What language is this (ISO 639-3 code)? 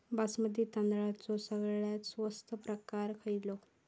mar